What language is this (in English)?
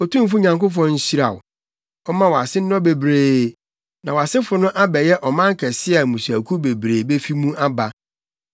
Akan